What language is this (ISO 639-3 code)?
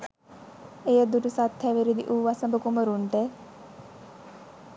sin